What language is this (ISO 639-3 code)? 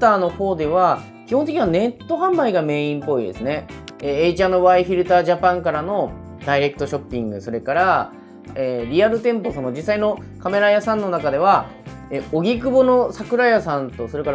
jpn